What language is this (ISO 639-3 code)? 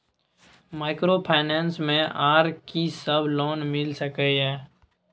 mai